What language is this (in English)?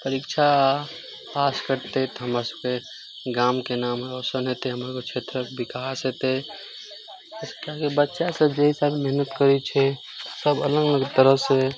Maithili